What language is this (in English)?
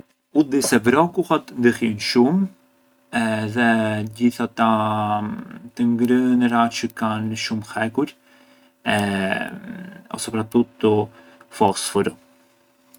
Arbëreshë Albanian